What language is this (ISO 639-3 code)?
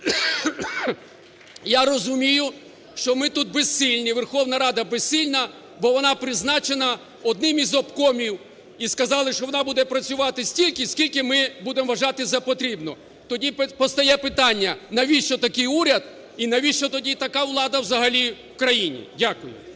ukr